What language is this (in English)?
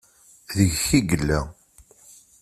Kabyle